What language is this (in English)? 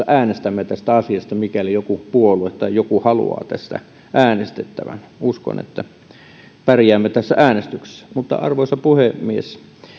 Finnish